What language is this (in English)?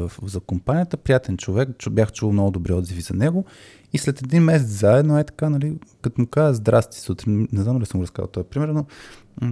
Bulgarian